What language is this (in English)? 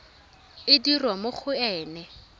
Tswana